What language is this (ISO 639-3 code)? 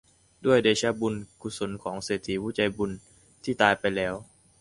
tha